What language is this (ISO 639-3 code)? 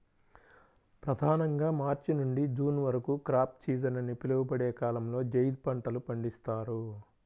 tel